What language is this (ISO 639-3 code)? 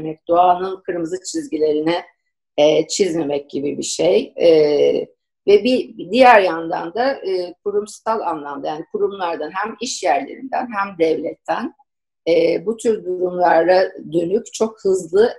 tur